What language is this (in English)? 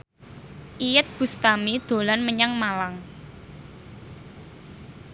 Javanese